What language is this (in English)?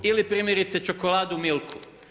Croatian